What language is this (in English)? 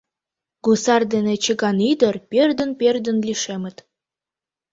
Mari